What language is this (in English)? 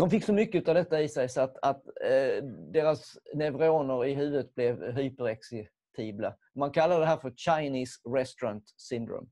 Swedish